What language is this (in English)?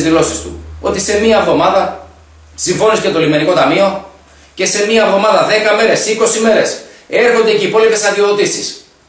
Greek